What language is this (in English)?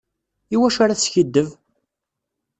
Kabyle